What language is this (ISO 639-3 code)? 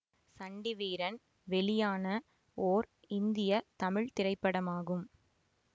tam